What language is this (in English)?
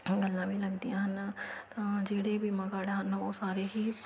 Punjabi